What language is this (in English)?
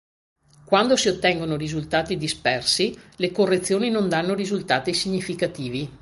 Italian